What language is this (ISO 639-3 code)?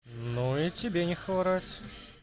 rus